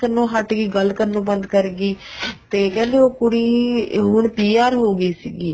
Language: Punjabi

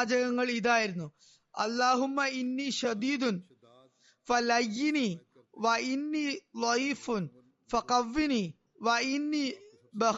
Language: Malayalam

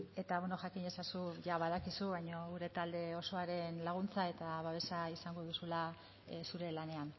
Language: Basque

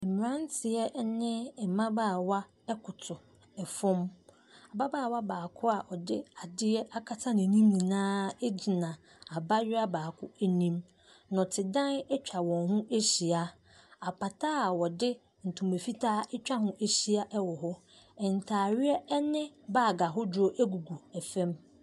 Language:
Akan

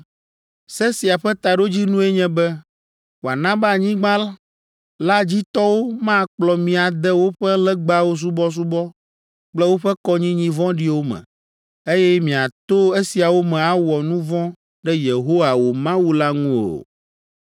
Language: Ewe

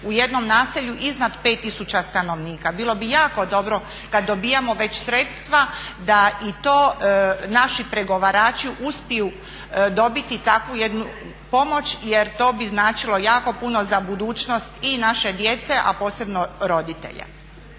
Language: Croatian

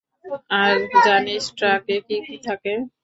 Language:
Bangla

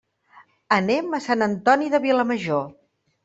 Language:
Catalan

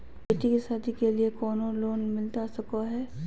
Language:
Magahi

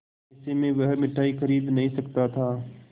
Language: Hindi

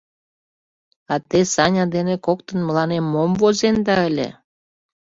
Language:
Mari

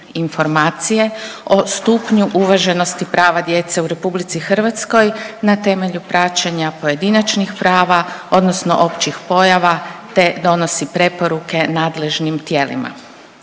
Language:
Croatian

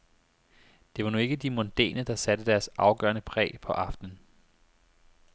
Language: Danish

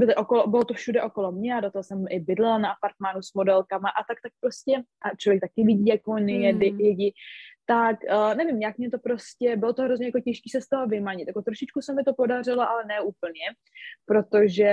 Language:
Czech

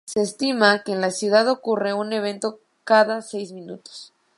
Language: Spanish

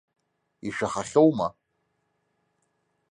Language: Abkhazian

